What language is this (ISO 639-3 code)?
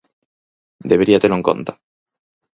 glg